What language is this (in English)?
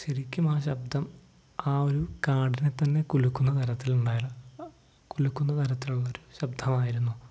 Malayalam